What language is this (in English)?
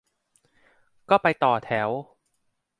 Thai